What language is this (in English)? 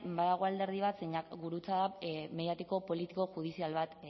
Basque